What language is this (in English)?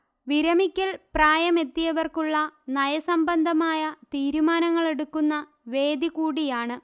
Malayalam